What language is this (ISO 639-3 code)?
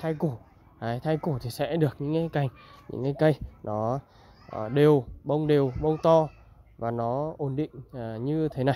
vie